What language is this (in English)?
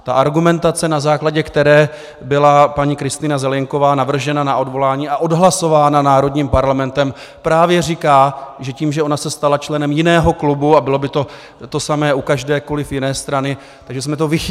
Czech